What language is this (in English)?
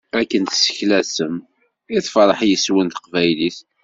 Kabyle